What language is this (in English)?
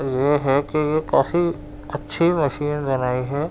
Urdu